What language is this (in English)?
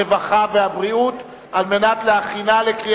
Hebrew